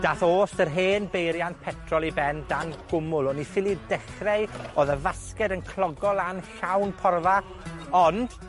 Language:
Welsh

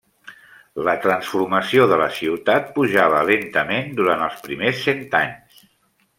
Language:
Catalan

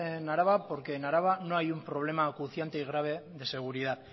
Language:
Spanish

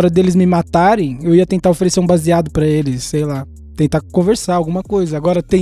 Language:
Portuguese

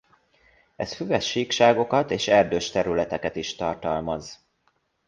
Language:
Hungarian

